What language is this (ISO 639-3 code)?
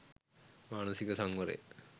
sin